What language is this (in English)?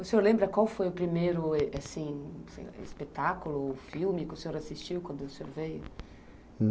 Portuguese